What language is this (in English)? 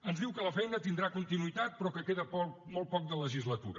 Catalan